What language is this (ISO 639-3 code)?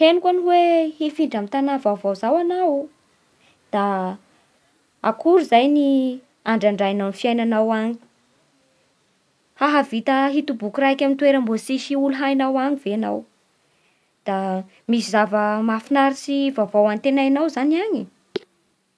bhr